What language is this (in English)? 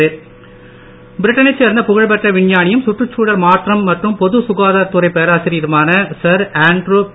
Tamil